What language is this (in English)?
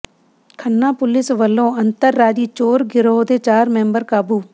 Punjabi